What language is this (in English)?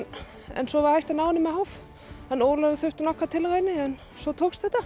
Icelandic